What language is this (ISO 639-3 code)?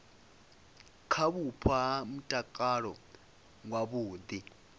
ven